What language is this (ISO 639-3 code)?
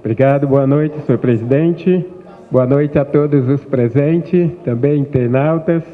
por